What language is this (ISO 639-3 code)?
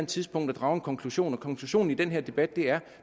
dan